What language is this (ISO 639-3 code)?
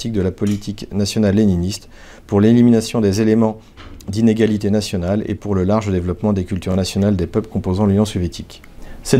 fra